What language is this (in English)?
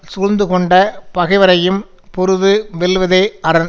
Tamil